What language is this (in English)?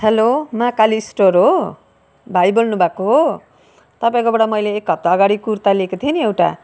Nepali